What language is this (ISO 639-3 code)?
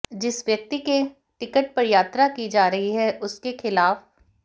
hin